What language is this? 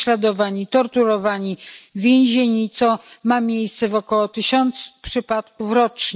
Polish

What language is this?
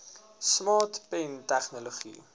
Afrikaans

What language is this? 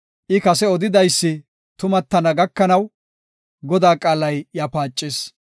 Gofa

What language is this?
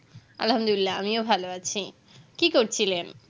Bangla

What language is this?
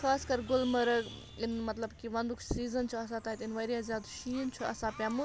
Kashmiri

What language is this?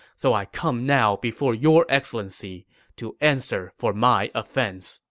English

